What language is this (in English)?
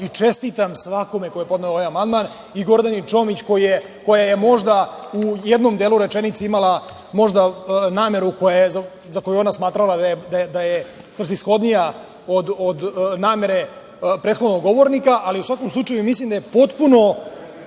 Serbian